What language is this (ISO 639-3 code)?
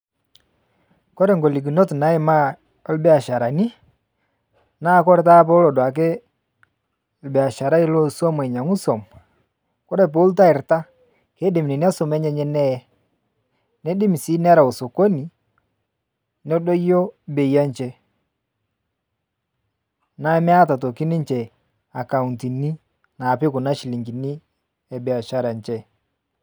mas